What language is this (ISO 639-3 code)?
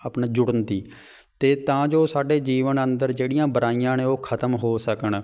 pan